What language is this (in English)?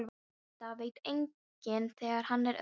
Icelandic